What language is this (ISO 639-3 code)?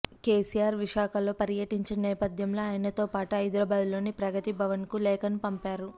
tel